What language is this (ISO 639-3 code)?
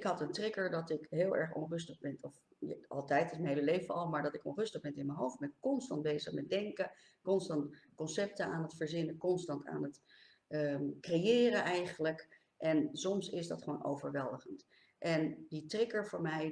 nld